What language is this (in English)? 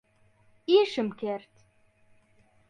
Central Kurdish